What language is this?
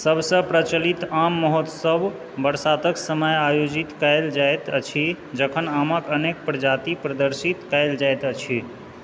Maithili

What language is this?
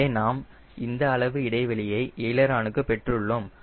Tamil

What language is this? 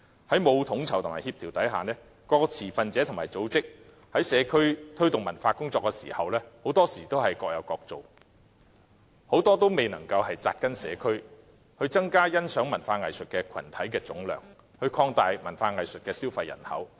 Cantonese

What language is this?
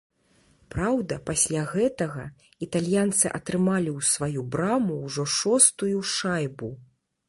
Belarusian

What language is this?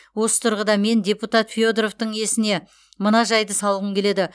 Kazakh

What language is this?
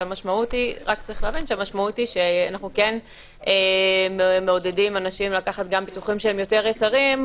Hebrew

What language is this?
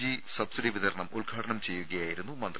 Malayalam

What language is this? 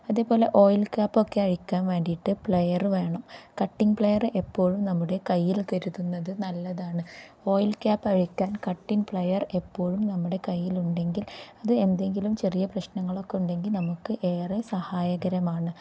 Malayalam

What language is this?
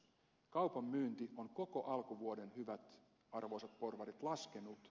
Finnish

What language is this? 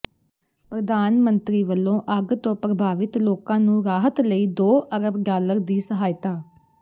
Punjabi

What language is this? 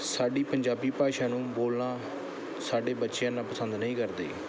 Punjabi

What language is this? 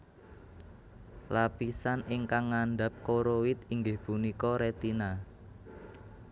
Javanese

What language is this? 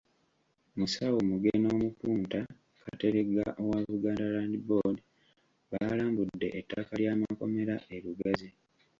Ganda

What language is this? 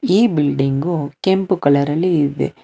Kannada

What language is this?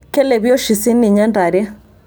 Masai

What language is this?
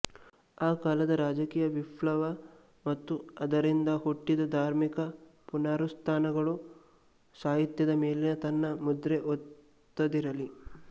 Kannada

